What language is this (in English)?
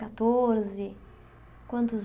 Portuguese